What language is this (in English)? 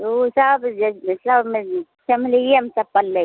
Maithili